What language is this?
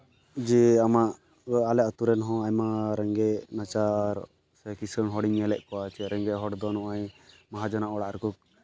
Santali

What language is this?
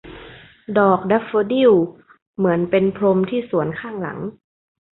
Thai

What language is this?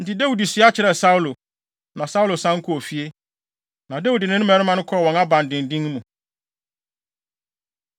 Akan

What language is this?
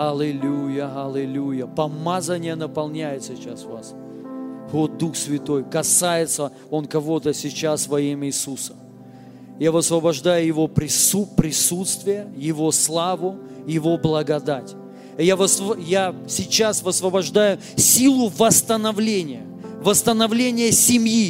Russian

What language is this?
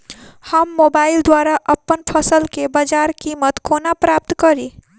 Maithili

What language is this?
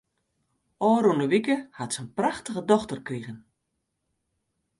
Western Frisian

